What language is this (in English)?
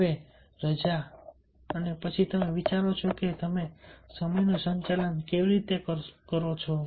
Gujarati